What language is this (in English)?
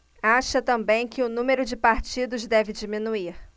Portuguese